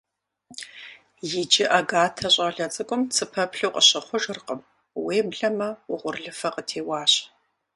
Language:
Kabardian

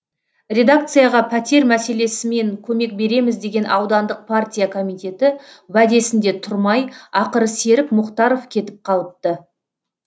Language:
Kazakh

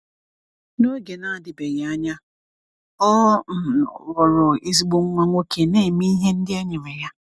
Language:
Igbo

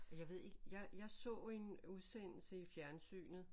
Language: Danish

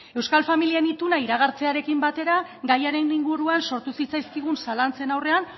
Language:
Basque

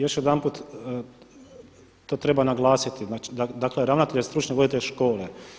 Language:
Croatian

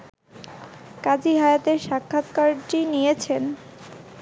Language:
Bangla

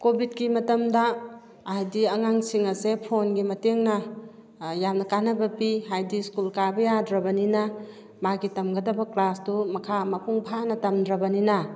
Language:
Manipuri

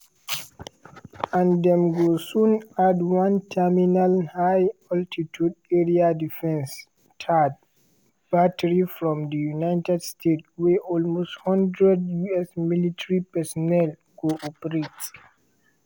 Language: Nigerian Pidgin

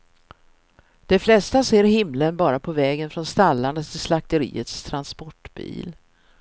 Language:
Swedish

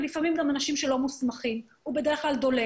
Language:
Hebrew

